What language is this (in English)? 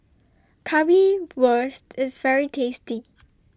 English